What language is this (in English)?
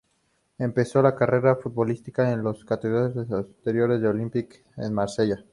Spanish